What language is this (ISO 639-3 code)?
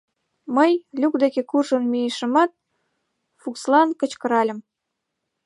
chm